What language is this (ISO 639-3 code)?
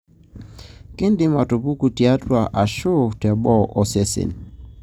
mas